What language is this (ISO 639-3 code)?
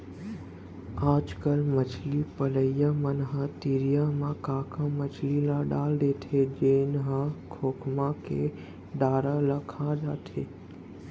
hne